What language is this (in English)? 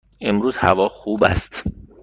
Persian